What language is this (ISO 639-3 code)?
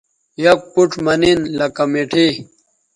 btv